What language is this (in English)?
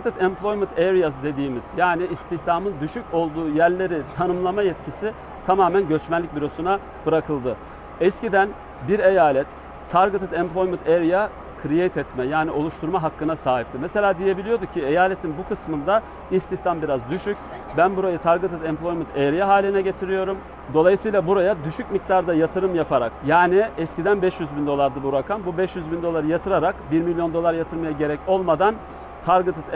Turkish